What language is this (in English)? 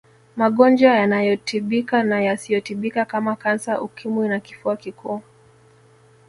Swahili